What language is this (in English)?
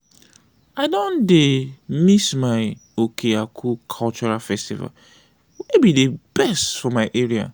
Nigerian Pidgin